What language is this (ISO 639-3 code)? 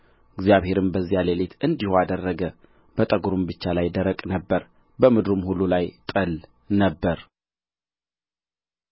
amh